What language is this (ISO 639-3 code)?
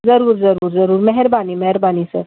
snd